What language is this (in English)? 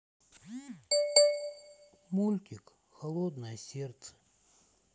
Russian